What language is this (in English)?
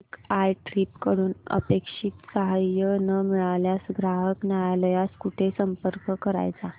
Marathi